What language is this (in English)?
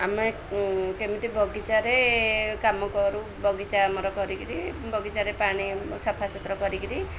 Odia